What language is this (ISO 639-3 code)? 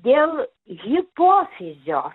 lit